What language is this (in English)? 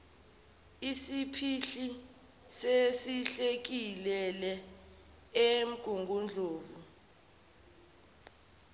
Zulu